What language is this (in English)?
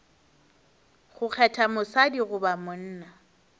Northern Sotho